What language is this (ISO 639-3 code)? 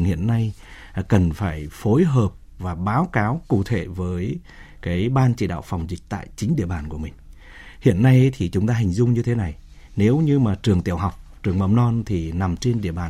vie